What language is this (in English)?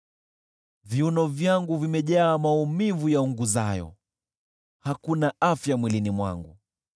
Swahili